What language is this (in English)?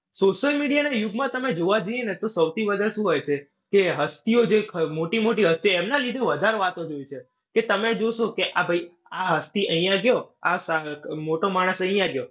Gujarati